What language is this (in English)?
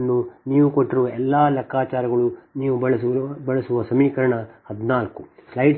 Kannada